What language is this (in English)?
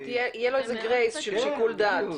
Hebrew